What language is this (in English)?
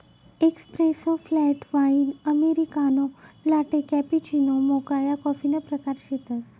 Marathi